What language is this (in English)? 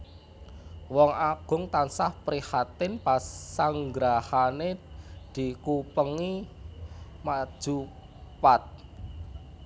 Javanese